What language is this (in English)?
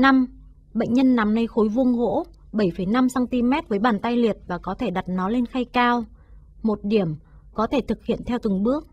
Vietnamese